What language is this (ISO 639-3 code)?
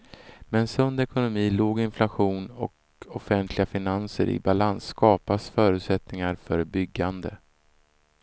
swe